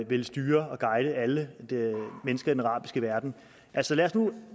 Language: Danish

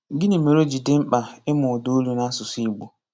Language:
Igbo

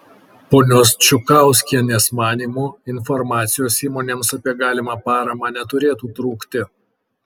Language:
Lithuanian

